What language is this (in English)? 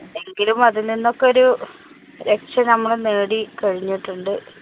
Malayalam